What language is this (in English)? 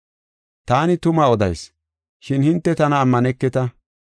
Gofa